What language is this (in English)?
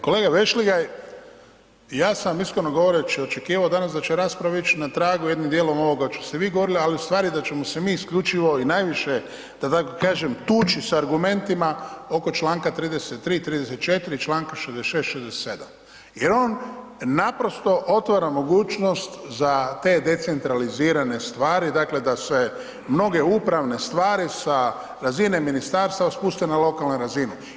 Croatian